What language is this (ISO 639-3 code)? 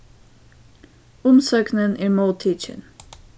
fao